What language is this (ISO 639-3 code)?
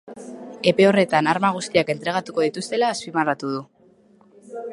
eus